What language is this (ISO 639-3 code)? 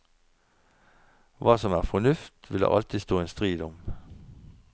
nor